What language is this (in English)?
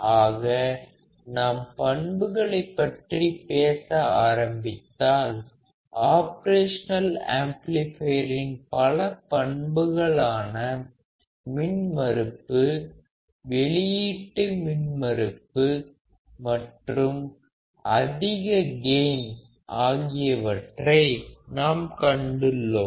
Tamil